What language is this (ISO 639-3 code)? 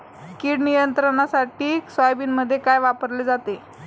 mar